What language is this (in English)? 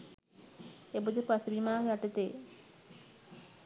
Sinhala